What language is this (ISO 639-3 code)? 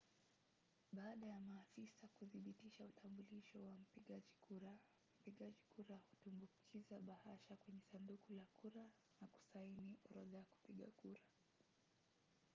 swa